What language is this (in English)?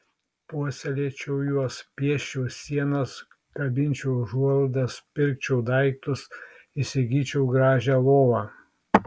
Lithuanian